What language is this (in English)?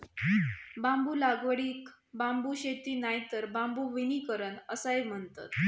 Marathi